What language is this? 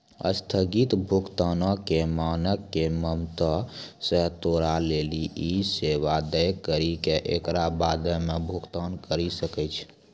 Maithili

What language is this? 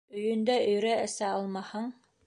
Bashkir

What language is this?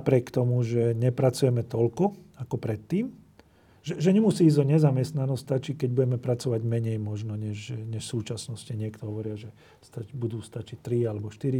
Slovak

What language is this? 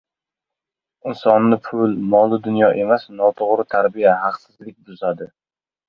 Uzbek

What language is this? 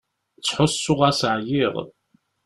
Kabyle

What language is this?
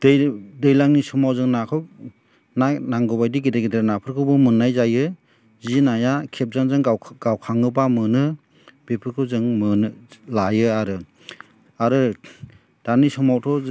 Bodo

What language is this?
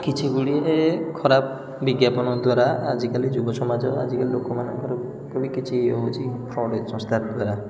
Odia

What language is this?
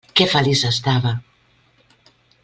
Catalan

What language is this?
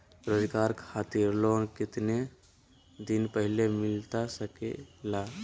Magahi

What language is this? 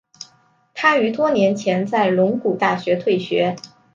Chinese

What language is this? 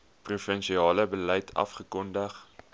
Afrikaans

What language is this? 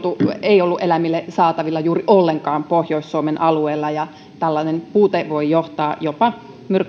Finnish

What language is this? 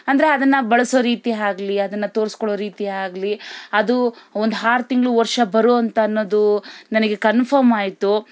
Kannada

